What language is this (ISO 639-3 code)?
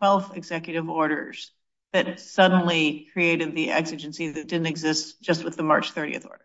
eng